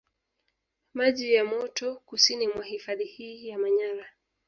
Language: Swahili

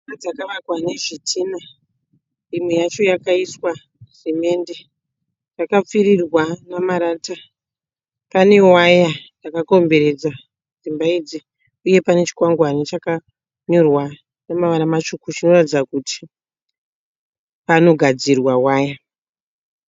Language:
Shona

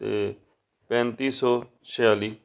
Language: Punjabi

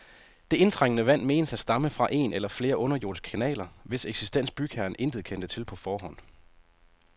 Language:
Danish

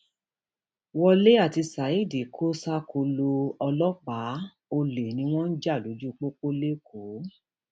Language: Yoruba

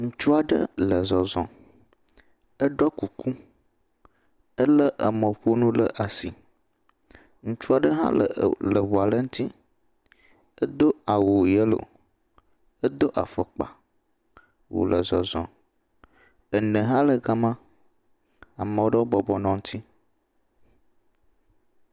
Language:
Ewe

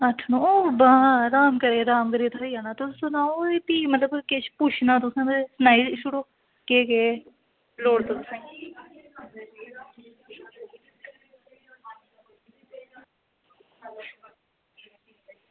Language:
Dogri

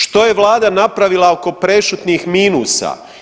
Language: Croatian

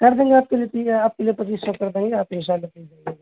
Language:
Urdu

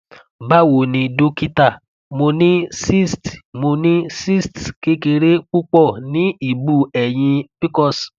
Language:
Yoruba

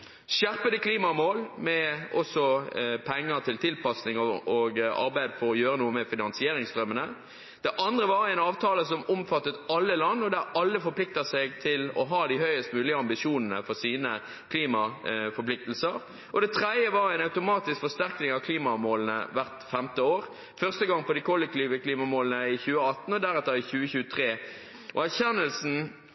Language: Norwegian Bokmål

